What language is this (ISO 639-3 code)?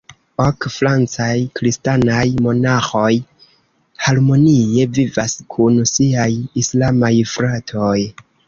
epo